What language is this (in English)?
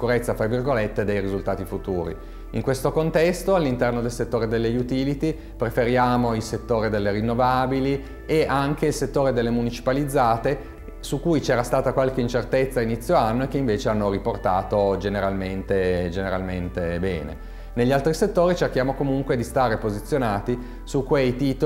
Italian